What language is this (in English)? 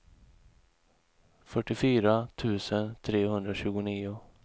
Swedish